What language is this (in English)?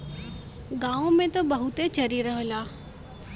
Bhojpuri